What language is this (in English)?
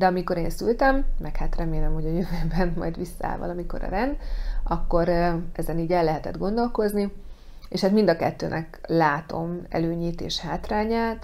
Hungarian